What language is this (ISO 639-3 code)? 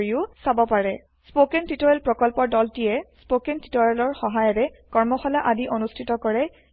asm